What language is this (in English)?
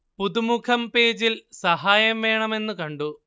Malayalam